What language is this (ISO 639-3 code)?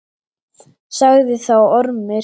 isl